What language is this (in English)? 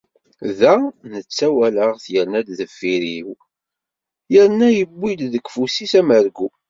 Kabyle